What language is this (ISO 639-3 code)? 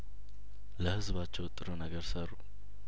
amh